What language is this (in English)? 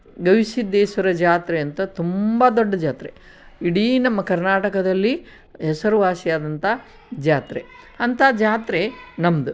Kannada